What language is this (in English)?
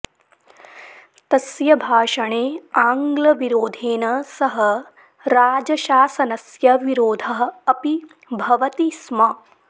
Sanskrit